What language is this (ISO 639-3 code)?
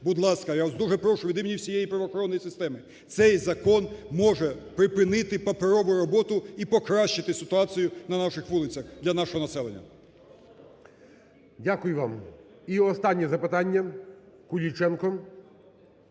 ukr